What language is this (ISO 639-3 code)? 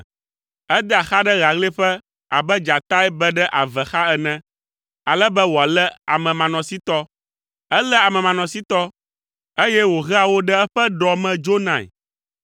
ewe